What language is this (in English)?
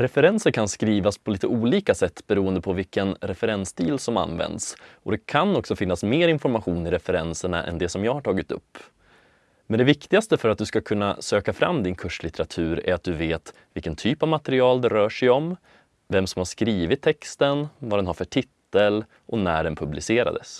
Swedish